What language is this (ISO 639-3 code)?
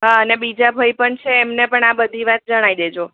guj